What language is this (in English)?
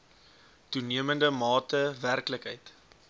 Afrikaans